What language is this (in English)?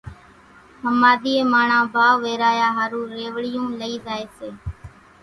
Kachi Koli